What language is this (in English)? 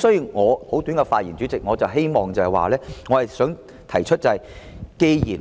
Cantonese